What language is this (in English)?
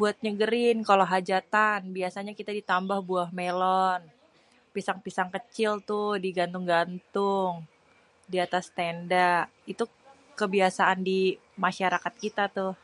Betawi